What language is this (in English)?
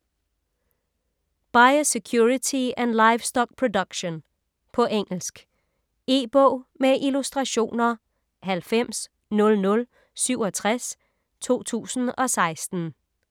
Danish